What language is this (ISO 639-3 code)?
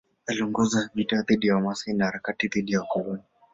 swa